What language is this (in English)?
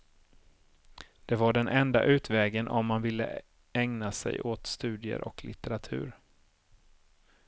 Swedish